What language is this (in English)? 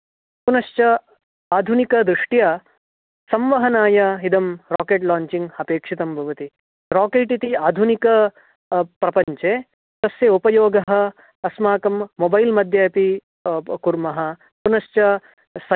Sanskrit